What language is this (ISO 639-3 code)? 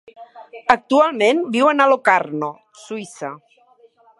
cat